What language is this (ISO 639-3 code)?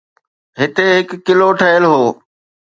snd